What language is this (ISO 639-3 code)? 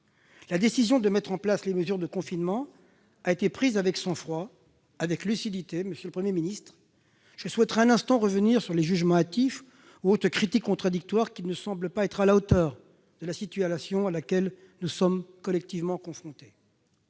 fra